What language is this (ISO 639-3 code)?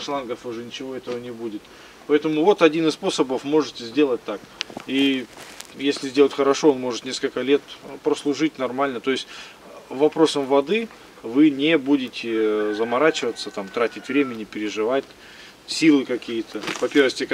rus